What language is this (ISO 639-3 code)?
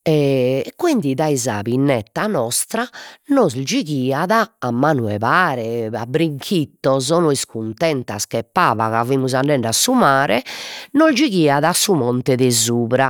srd